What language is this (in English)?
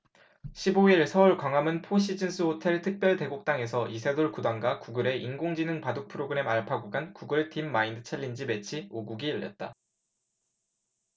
Korean